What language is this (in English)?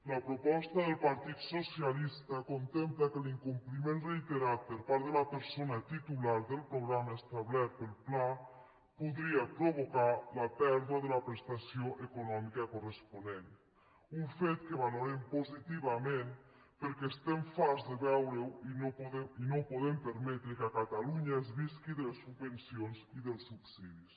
Catalan